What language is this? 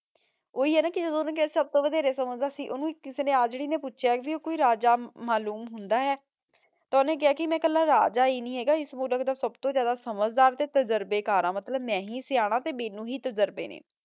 Punjabi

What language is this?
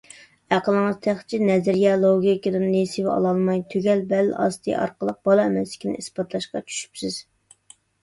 Uyghur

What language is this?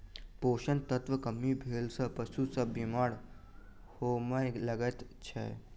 Maithili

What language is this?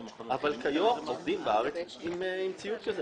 Hebrew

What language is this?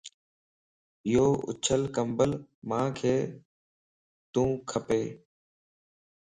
Lasi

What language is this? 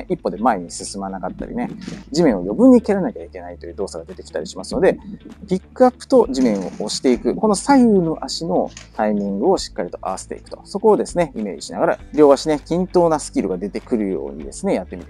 Japanese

